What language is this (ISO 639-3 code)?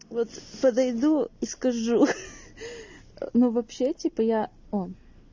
rus